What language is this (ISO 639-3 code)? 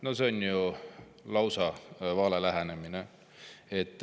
est